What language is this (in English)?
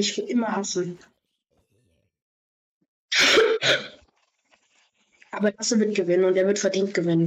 German